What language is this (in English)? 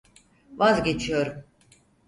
Turkish